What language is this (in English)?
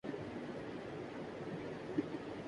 Urdu